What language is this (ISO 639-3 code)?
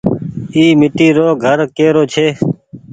gig